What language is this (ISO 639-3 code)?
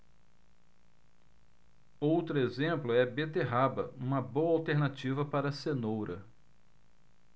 por